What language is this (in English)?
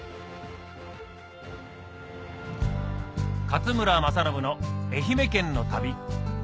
Japanese